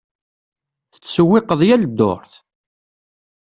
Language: Kabyle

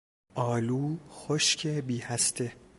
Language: Persian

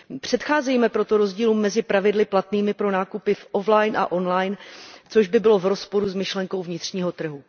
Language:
Czech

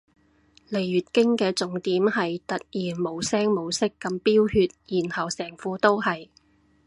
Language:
Cantonese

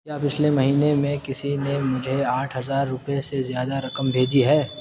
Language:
Urdu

